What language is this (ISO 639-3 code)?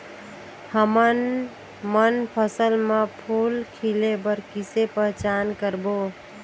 hne